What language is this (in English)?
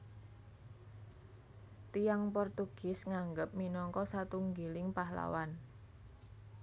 Javanese